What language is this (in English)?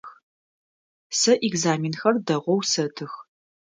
Adyghe